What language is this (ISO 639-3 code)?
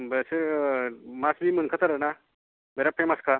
brx